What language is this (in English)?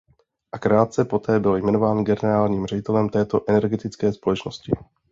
Czech